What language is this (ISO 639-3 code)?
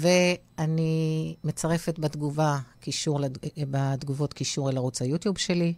heb